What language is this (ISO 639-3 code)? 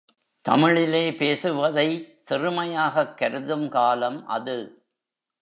tam